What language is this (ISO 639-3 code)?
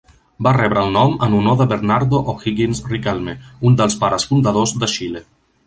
cat